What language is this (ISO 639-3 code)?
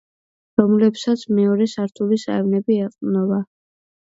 kat